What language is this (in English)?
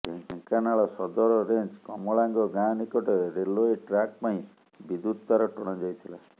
Odia